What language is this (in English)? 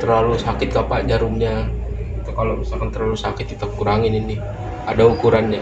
Indonesian